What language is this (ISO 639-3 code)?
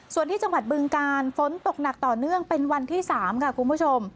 tha